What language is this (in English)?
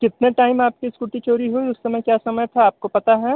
Hindi